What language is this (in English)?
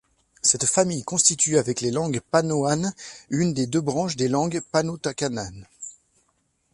French